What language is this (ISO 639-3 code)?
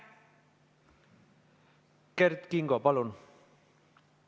est